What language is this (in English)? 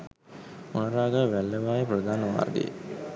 Sinhala